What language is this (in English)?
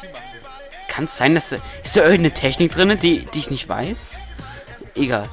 German